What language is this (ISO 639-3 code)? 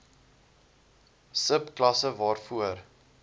afr